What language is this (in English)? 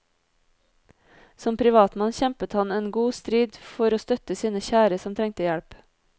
Norwegian